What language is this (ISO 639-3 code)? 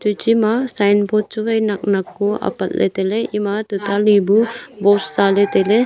nnp